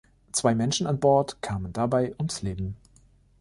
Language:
German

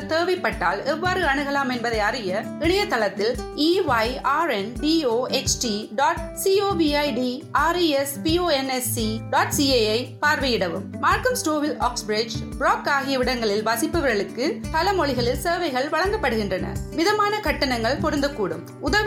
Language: Urdu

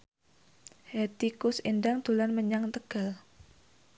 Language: Javanese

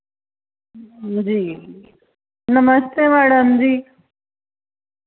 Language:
Dogri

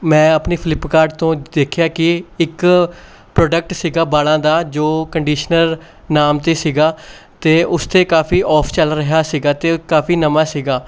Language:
Punjabi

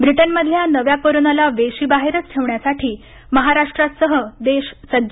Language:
Marathi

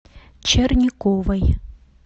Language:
Russian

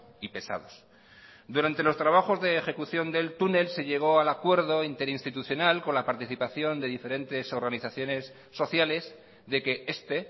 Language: Spanish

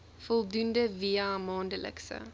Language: Afrikaans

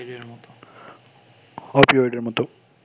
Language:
Bangla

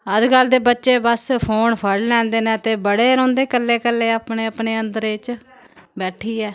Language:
Dogri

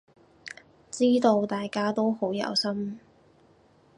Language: Cantonese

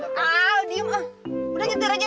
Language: Indonesian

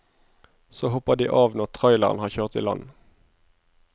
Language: Norwegian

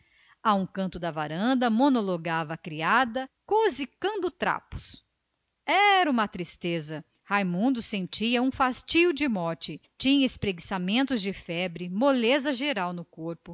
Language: Portuguese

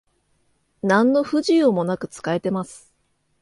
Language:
Japanese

